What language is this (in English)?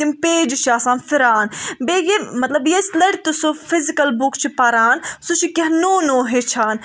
Kashmiri